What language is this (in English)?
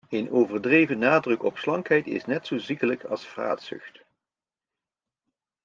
Dutch